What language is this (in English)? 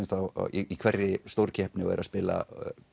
Icelandic